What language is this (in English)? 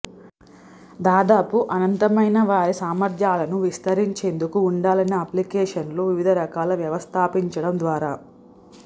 Telugu